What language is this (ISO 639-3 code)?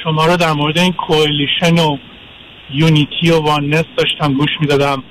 fas